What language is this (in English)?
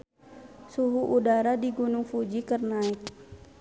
Sundanese